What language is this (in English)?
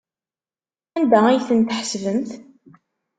Kabyle